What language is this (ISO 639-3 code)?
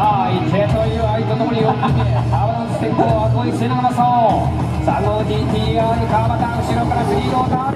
jpn